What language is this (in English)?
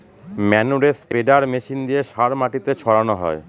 Bangla